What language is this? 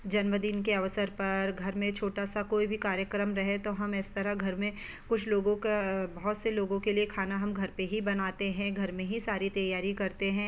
Hindi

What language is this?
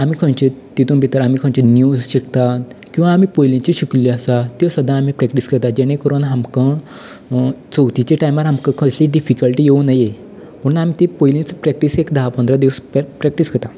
Konkani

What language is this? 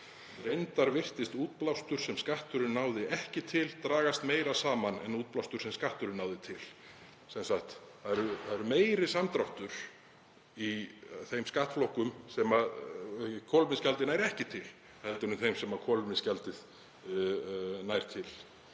Icelandic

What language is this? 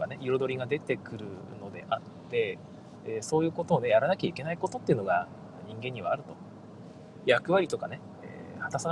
Japanese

